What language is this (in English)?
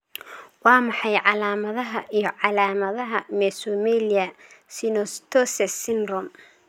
Somali